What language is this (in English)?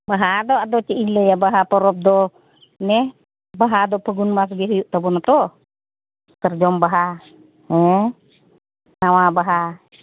Santali